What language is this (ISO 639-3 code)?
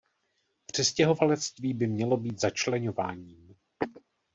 ces